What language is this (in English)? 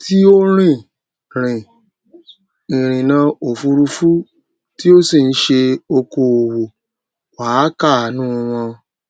Yoruba